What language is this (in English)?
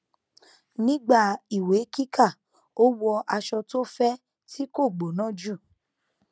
Yoruba